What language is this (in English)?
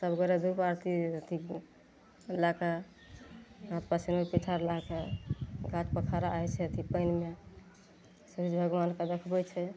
Maithili